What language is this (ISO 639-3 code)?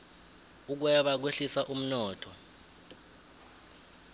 nbl